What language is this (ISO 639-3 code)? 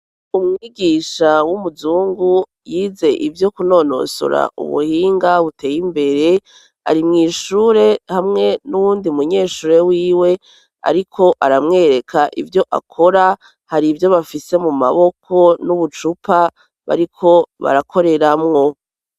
run